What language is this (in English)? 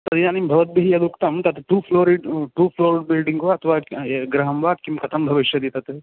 Sanskrit